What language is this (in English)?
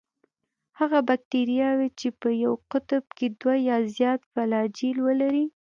Pashto